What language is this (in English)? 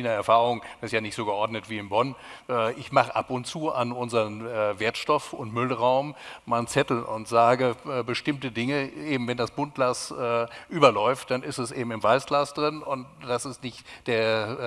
German